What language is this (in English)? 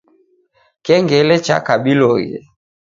Taita